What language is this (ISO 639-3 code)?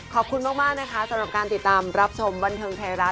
tha